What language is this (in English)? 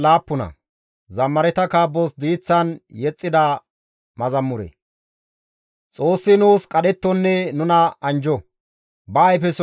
Gamo